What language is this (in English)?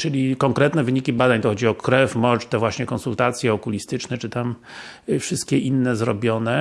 Polish